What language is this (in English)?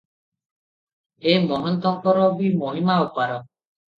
Odia